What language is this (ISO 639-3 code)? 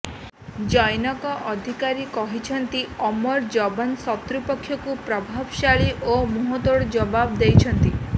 ori